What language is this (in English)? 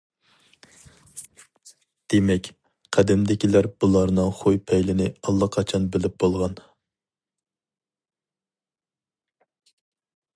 Uyghur